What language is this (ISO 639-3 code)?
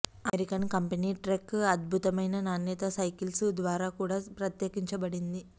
tel